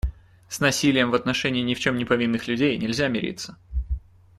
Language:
Russian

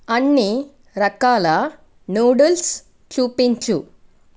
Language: Telugu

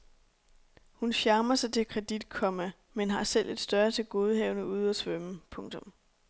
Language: Danish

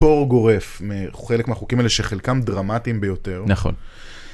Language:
Hebrew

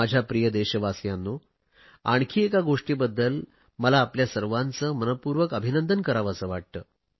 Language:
Marathi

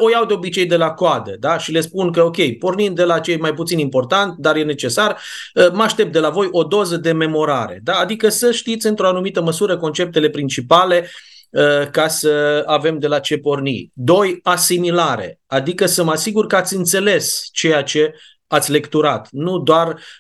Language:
Romanian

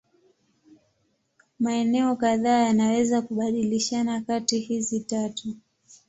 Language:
Swahili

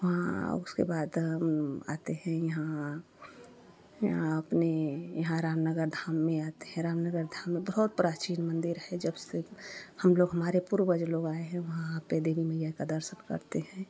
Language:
Hindi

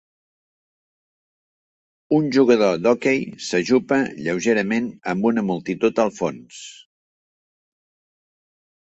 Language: Catalan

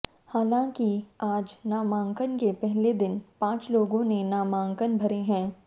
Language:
Hindi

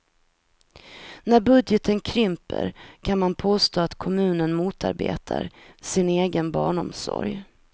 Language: Swedish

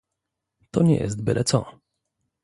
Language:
Polish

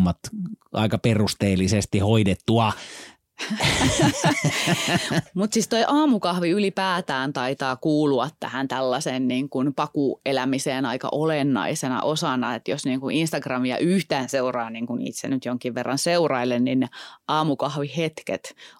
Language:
Finnish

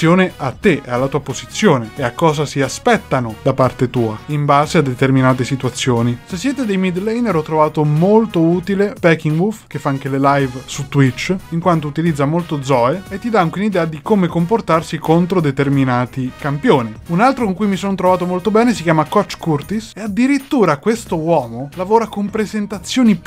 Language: Italian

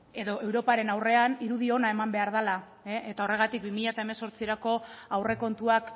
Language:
Basque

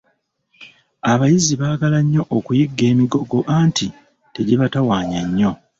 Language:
Ganda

